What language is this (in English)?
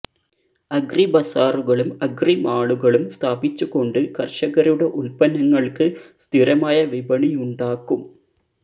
Malayalam